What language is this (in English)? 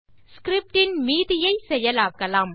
Tamil